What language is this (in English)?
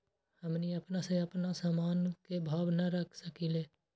Magahi